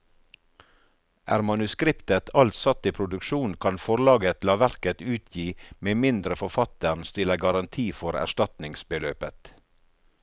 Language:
Norwegian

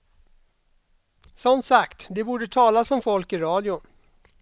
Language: Swedish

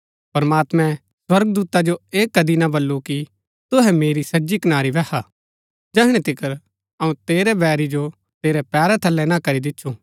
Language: Gaddi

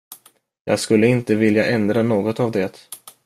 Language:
Swedish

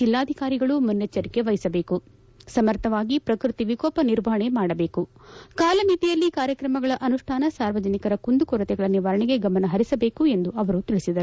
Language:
Kannada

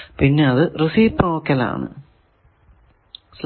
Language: Malayalam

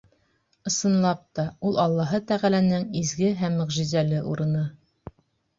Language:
Bashkir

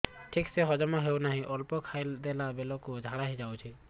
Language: Odia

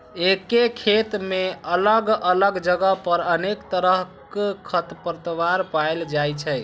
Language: Maithili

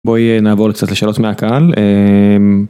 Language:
Hebrew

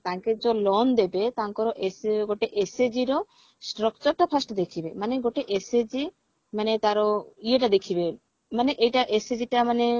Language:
Odia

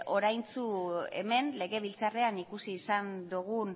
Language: Basque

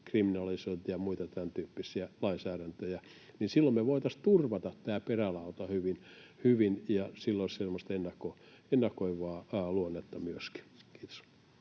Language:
Finnish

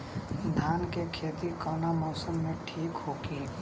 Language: Bhojpuri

